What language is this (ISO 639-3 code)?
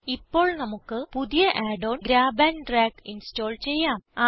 mal